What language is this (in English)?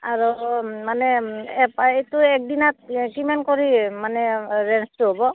Assamese